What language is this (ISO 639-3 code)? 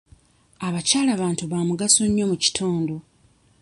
lug